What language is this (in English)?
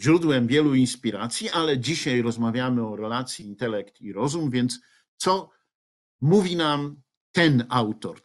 Polish